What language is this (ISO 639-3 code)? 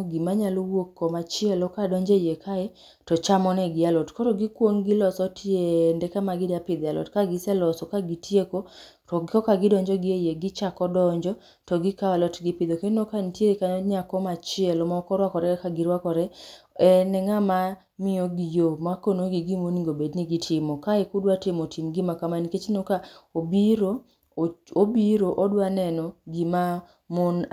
luo